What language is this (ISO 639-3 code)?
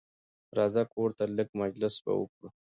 pus